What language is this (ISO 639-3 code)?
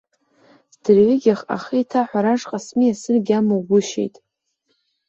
abk